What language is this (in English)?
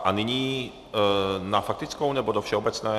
Czech